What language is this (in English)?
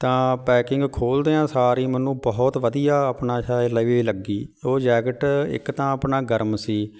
Punjabi